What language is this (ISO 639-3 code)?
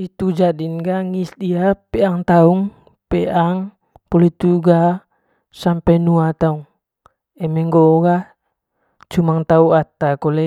mqy